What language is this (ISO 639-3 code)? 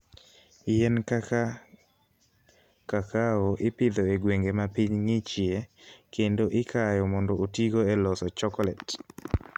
luo